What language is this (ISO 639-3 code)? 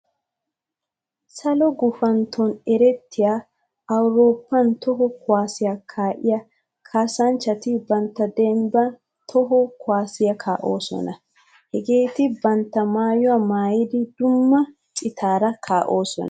wal